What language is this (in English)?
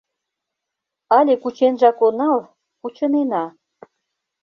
Mari